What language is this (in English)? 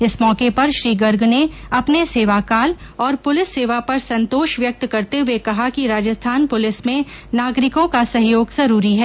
Hindi